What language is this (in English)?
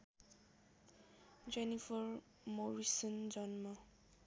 Nepali